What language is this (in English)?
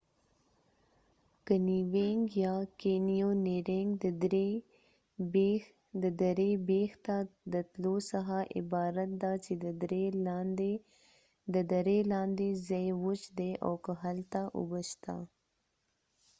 Pashto